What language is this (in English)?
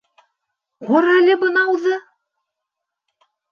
Bashkir